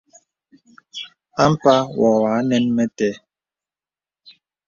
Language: Bebele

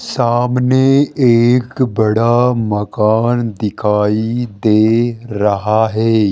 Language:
Hindi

